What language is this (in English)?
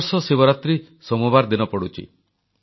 Odia